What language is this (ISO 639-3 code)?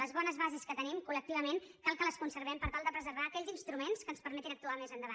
cat